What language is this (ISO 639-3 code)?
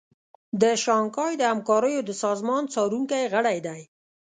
pus